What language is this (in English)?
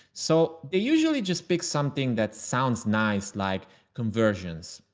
English